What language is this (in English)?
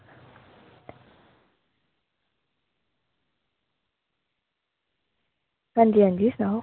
Dogri